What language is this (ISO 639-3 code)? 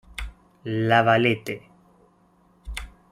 spa